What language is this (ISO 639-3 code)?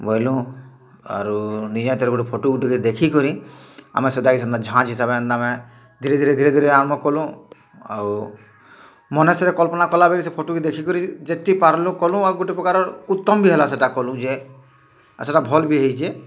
ori